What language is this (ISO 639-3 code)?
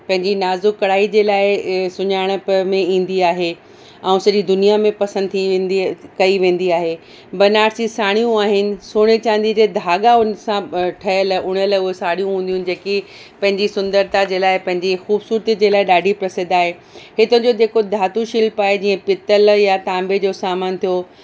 snd